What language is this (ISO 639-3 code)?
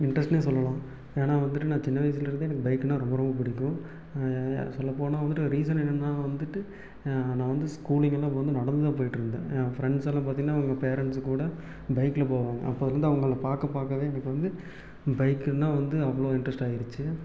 tam